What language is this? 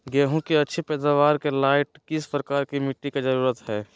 Magahi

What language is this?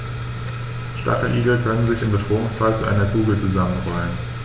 German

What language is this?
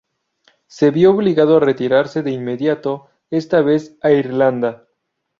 Spanish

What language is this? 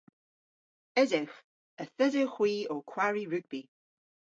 Cornish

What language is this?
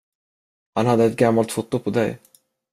Swedish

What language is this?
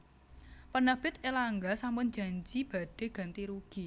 Javanese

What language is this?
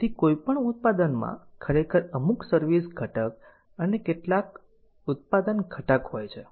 Gujarati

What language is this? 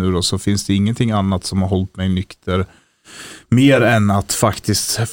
Swedish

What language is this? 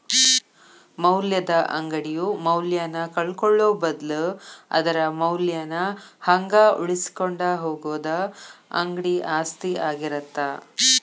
Kannada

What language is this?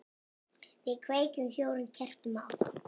Icelandic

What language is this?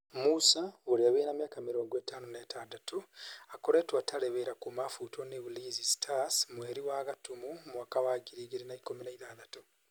Kikuyu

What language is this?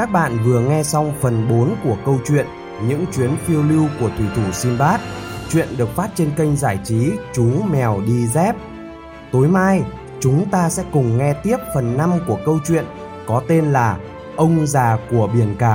Vietnamese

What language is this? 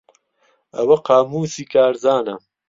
Central Kurdish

